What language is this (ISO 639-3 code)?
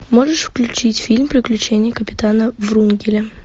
rus